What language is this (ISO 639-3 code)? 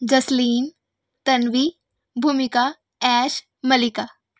pan